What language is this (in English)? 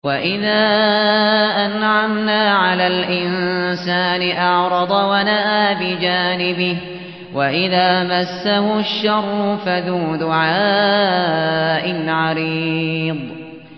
Arabic